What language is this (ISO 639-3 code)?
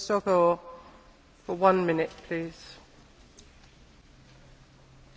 hun